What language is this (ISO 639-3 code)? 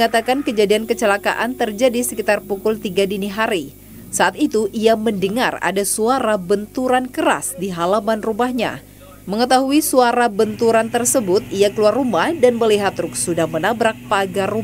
ind